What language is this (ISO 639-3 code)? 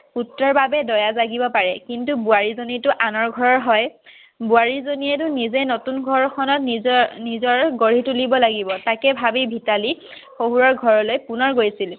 asm